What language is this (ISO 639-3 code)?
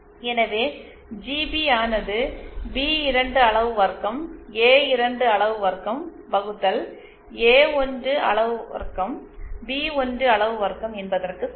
tam